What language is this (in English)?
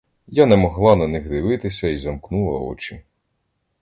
Ukrainian